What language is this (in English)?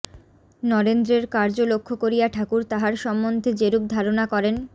Bangla